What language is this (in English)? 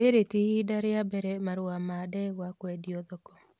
Kikuyu